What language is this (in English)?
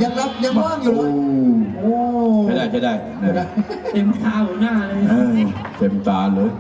Thai